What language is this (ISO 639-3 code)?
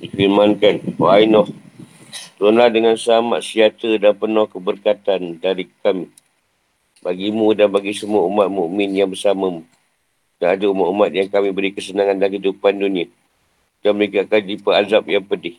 msa